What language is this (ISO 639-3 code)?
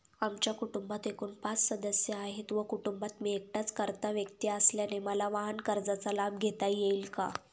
mar